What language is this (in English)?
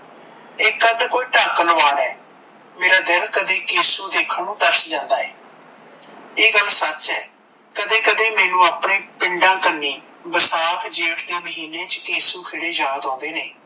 Punjabi